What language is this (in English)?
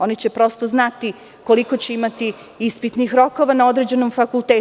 Serbian